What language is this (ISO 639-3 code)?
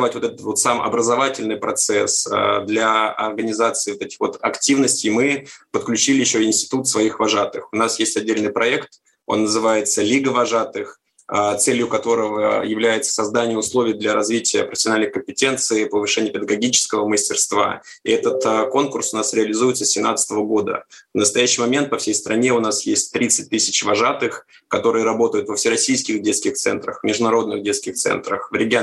rus